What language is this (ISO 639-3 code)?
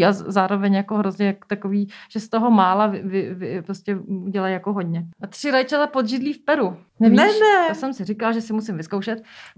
ces